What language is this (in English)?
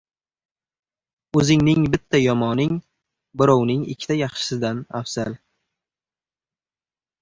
Uzbek